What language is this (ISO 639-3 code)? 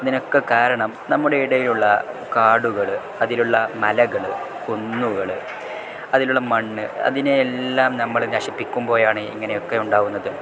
mal